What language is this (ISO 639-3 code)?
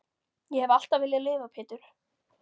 isl